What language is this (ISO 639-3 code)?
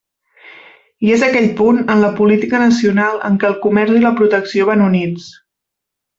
cat